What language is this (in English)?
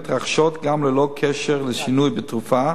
Hebrew